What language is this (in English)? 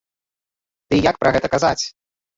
Belarusian